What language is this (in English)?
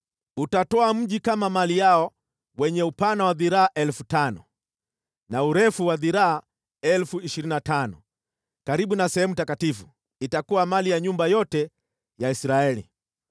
Swahili